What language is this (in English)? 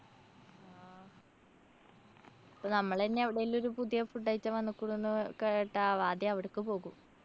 Malayalam